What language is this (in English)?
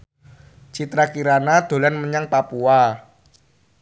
Javanese